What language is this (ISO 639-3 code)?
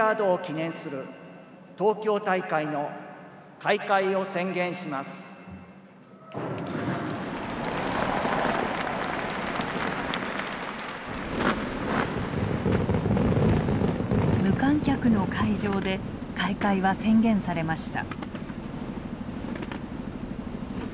jpn